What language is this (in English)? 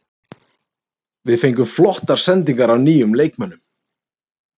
Icelandic